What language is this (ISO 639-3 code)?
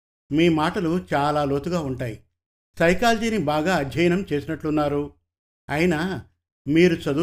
tel